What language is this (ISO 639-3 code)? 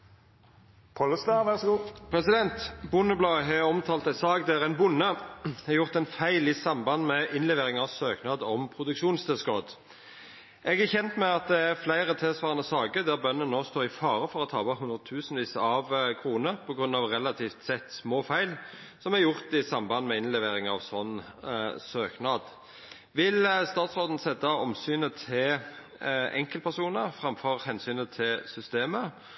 nno